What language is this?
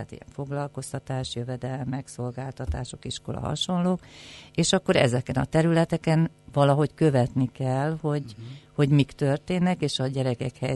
Hungarian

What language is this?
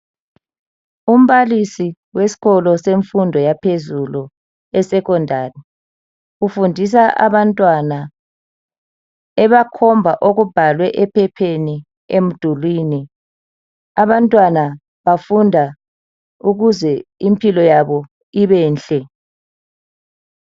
North Ndebele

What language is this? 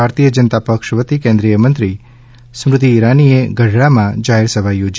Gujarati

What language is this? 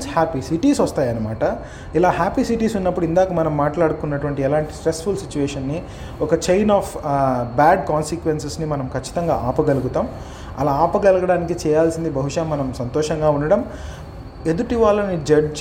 Telugu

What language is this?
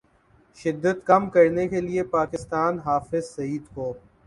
Urdu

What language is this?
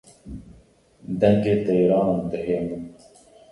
Kurdish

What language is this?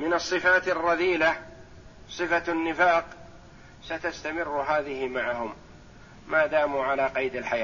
Arabic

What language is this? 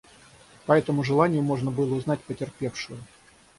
Russian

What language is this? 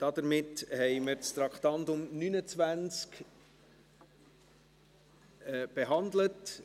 Swiss German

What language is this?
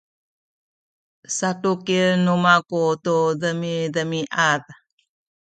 Sakizaya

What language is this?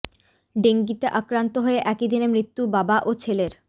Bangla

